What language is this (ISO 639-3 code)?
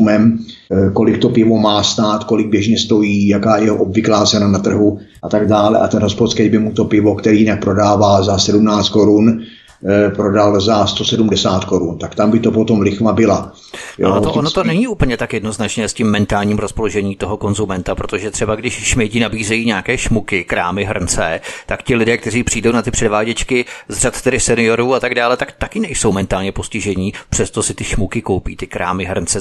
ces